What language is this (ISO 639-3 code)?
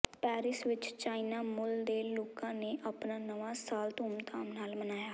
pan